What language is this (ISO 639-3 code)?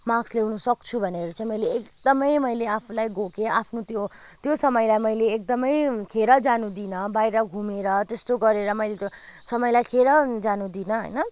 nep